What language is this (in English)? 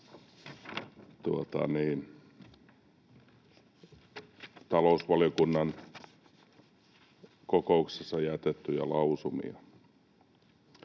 Finnish